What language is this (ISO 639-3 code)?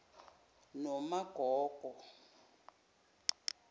zul